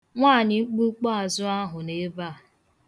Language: Igbo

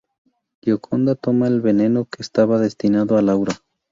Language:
Spanish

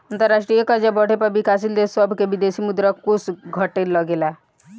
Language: Bhojpuri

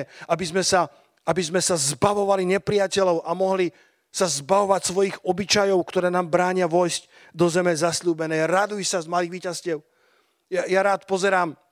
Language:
Slovak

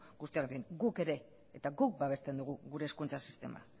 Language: Basque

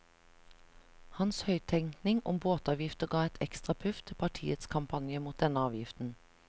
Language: Norwegian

